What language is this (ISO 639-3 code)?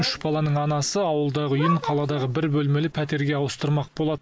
kaz